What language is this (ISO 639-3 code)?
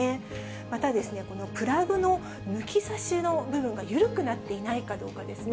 jpn